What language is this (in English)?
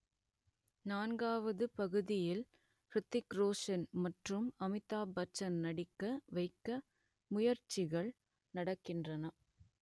Tamil